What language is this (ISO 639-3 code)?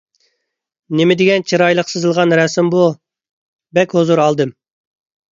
uig